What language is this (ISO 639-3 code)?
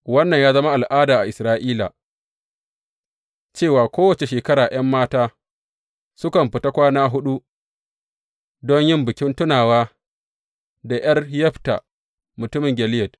hau